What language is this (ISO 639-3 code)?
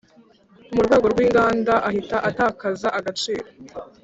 kin